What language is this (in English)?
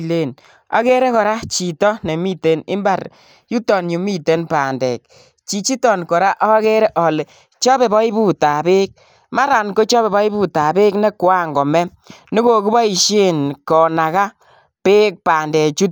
Kalenjin